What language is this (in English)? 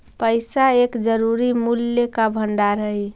Magahi